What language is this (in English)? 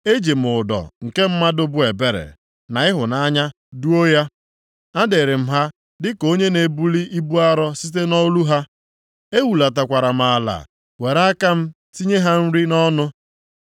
Igbo